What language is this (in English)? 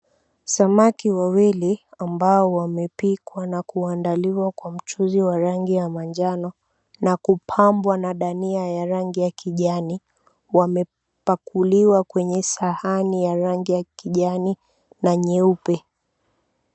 Swahili